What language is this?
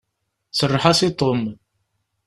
Kabyle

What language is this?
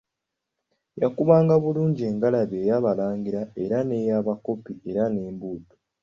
Ganda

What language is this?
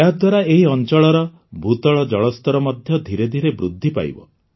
Odia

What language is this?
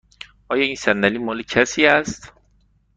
Persian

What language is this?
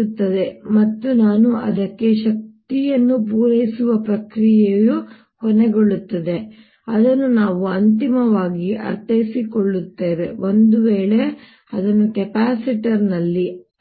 Kannada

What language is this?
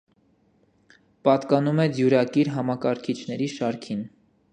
Armenian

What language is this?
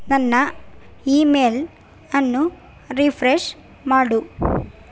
Kannada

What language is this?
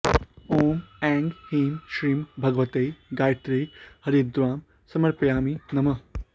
Sanskrit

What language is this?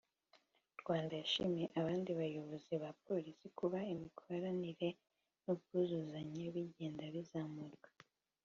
Kinyarwanda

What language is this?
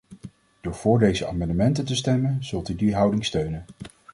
Dutch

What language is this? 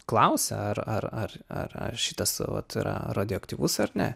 Lithuanian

